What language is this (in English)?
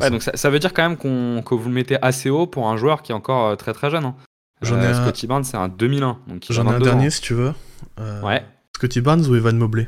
French